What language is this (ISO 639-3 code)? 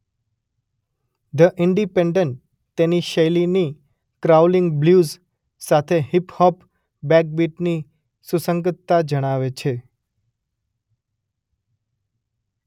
guj